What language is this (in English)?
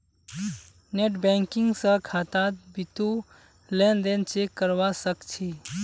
Magahi